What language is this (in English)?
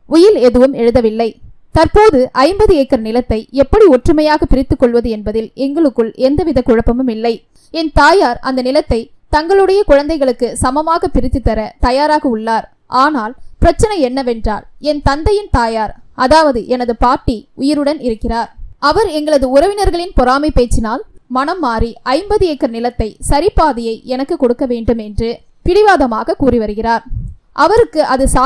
Tamil